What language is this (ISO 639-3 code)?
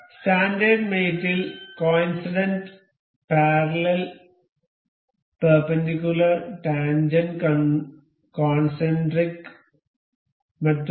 mal